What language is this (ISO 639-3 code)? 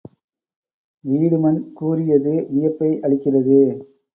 tam